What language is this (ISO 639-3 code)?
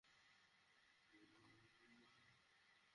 ben